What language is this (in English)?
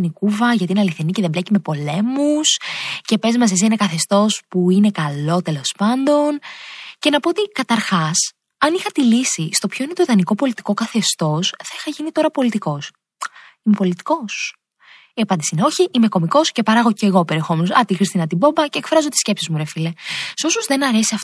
Greek